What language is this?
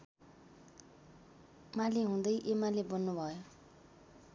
Nepali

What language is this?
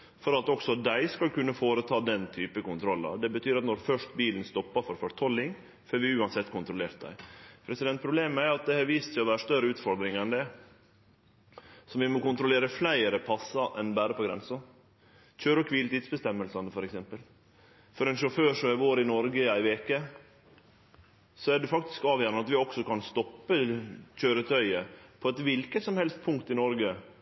Norwegian Nynorsk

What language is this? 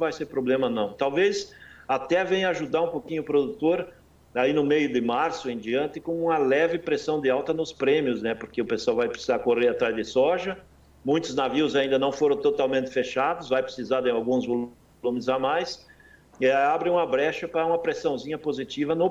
Portuguese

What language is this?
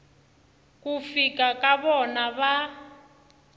Tsonga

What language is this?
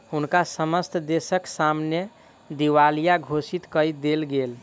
Maithili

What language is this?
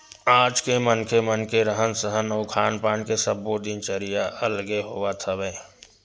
Chhattisgarhi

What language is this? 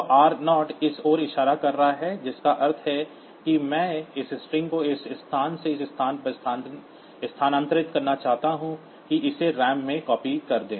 Hindi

